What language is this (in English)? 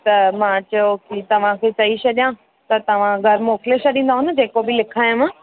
Sindhi